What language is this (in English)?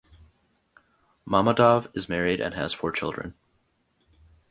English